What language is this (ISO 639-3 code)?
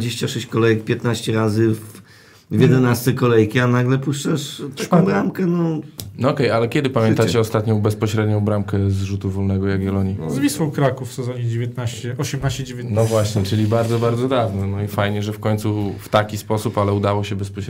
pol